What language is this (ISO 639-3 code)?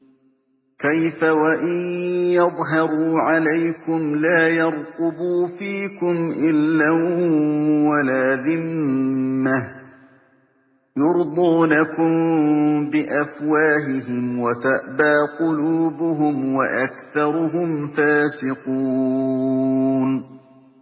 ara